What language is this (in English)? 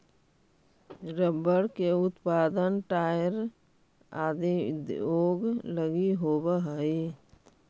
Magahi